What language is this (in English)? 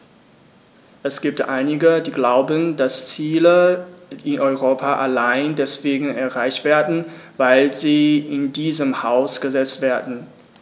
German